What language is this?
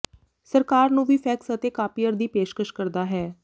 Punjabi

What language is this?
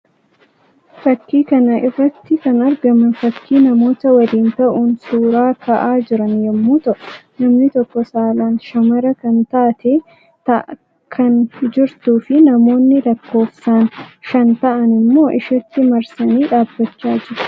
Oromo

